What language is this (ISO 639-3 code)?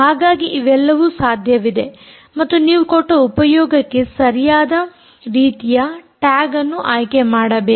kan